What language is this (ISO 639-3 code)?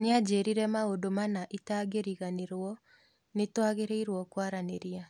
kik